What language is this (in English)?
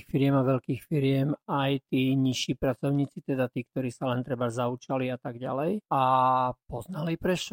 Slovak